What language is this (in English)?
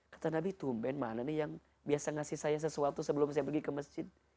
Indonesian